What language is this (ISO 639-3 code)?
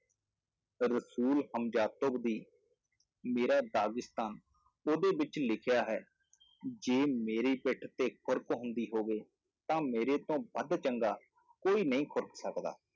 pan